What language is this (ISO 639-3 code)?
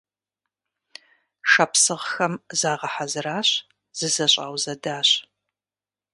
kbd